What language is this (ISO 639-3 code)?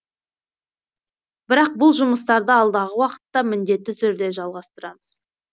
kaz